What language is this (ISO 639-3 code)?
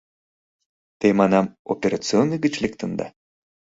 chm